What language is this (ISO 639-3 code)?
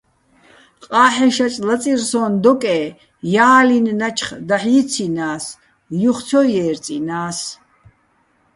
bbl